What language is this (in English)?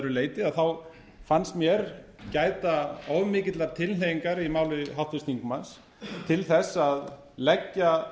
Icelandic